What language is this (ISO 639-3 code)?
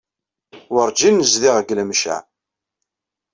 kab